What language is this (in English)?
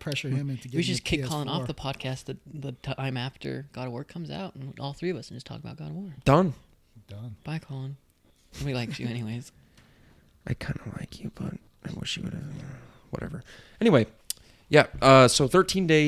English